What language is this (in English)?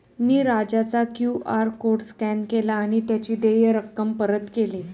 Marathi